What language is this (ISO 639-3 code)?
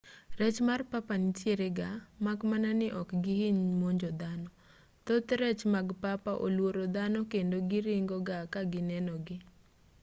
luo